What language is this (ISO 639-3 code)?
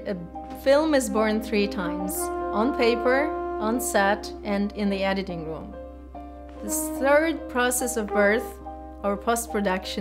eng